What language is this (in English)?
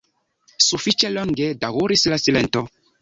Esperanto